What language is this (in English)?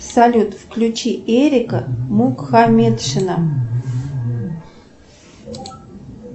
Russian